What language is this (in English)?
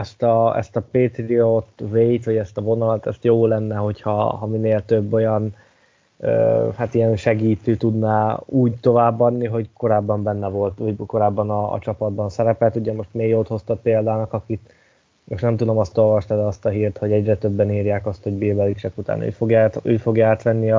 Hungarian